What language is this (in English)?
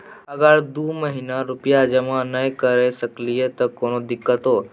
Maithili